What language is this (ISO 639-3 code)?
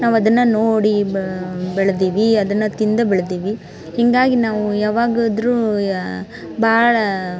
kan